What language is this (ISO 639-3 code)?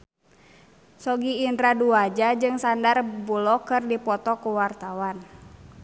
sun